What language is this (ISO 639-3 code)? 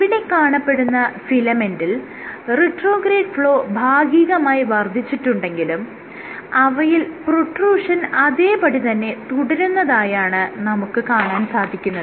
mal